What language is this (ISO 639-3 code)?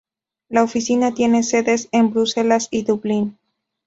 spa